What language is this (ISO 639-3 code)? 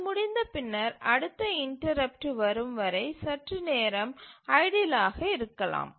tam